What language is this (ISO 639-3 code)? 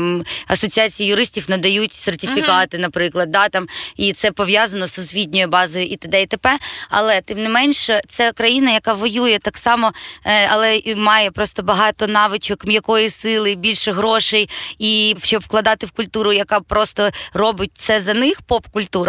ukr